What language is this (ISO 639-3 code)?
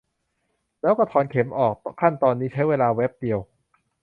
tha